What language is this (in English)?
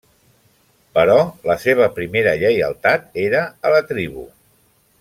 Catalan